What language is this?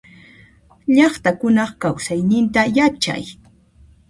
Puno Quechua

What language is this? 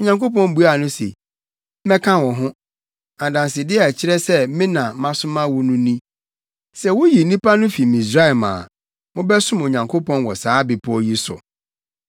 Akan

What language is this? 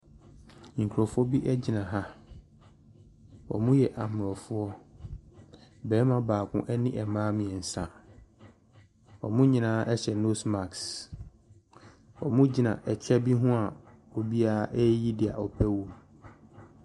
Akan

